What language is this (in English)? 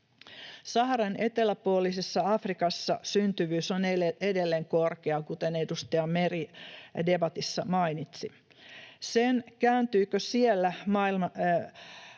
Finnish